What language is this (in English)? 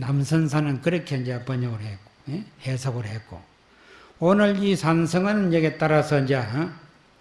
Korean